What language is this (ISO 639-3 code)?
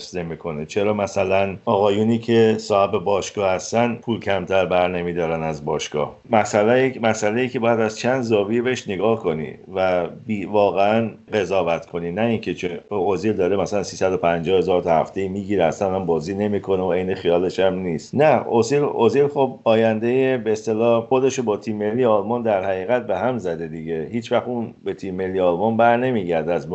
fas